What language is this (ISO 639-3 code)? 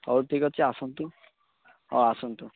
ori